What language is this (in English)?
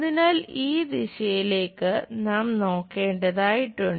Malayalam